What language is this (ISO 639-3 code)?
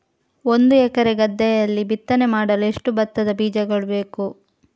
kan